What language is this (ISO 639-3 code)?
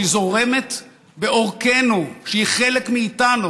heb